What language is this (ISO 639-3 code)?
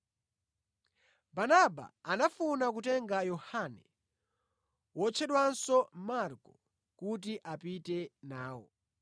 nya